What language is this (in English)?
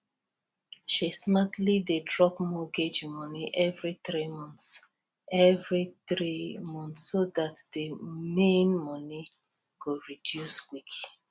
Nigerian Pidgin